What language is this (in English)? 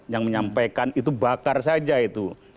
Indonesian